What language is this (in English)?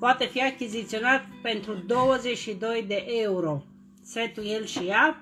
Romanian